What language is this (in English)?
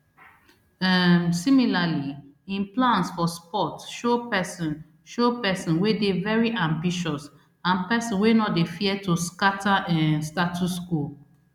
Nigerian Pidgin